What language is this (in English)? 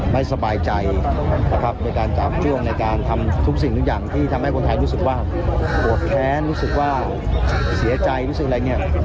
Thai